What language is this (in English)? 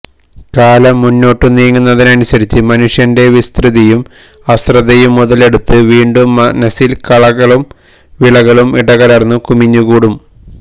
Malayalam